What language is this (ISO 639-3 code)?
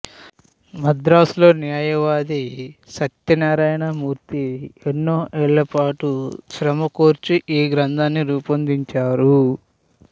tel